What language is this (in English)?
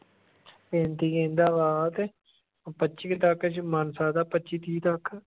Punjabi